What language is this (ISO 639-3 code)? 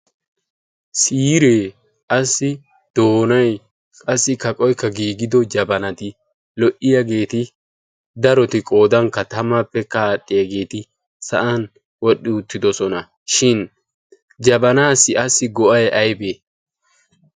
wal